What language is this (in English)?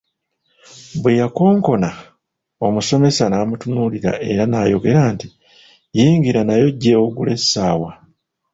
Ganda